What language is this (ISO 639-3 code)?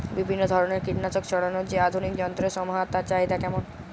ben